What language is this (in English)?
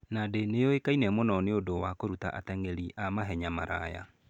Kikuyu